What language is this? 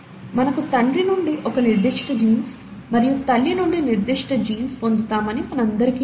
Telugu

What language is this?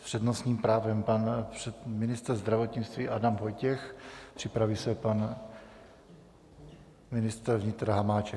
Czech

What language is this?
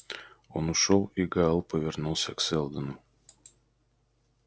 Russian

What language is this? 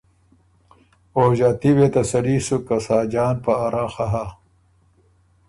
Ormuri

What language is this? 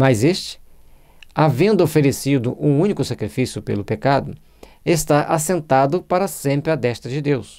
Portuguese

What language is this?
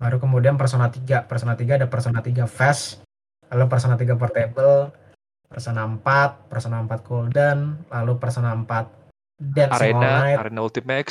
Indonesian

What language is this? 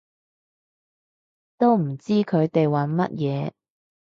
Cantonese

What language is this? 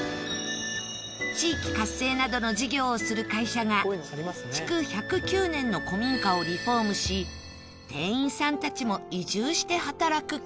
Japanese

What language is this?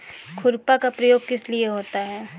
Hindi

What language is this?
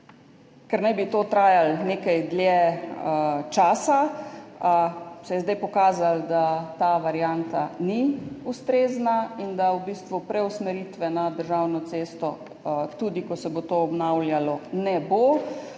Slovenian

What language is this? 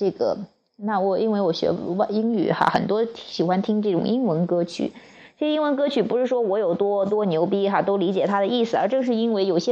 Chinese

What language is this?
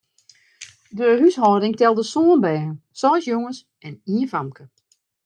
Western Frisian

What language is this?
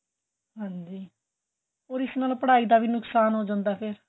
Punjabi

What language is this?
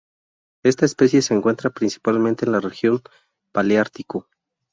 Spanish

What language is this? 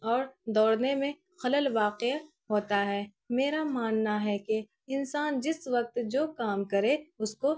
Urdu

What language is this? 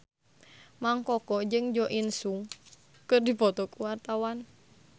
Sundanese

